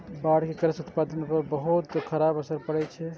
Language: Maithili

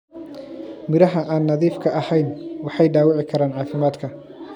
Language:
Somali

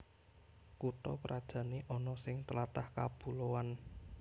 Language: Javanese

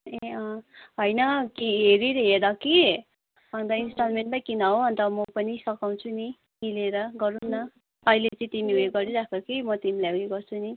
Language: Nepali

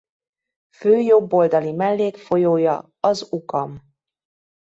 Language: Hungarian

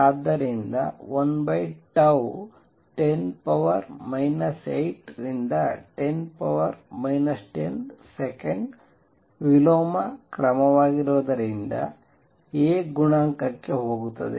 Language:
Kannada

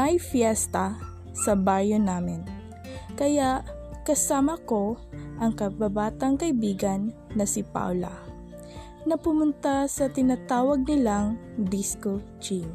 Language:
Filipino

